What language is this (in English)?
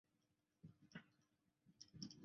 Chinese